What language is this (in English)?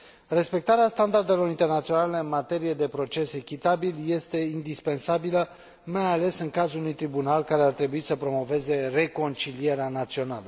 Romanian